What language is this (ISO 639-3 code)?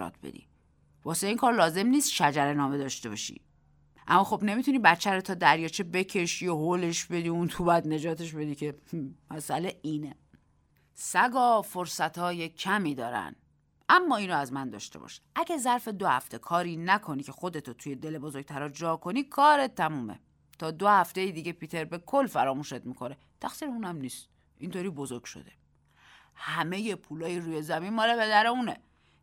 fas